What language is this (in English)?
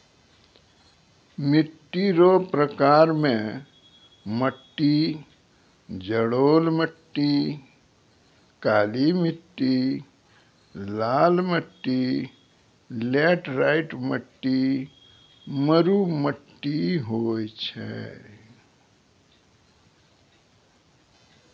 Maithili